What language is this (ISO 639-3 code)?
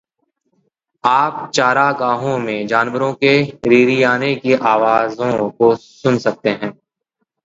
hin